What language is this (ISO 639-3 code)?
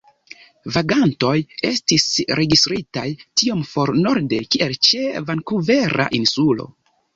epo